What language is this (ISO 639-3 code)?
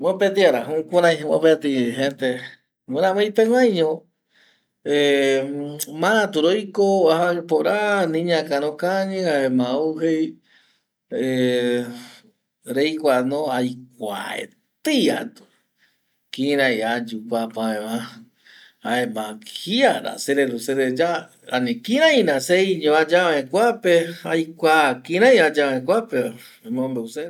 gui